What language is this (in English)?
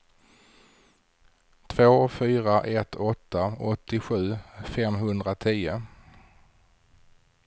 Swedish